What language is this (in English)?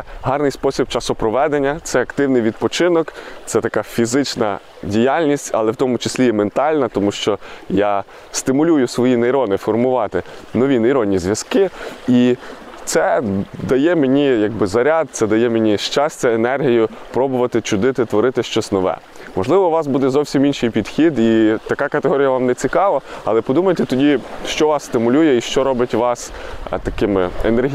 Ukrainian